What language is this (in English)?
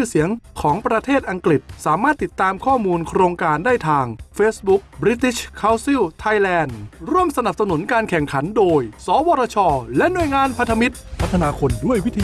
Thai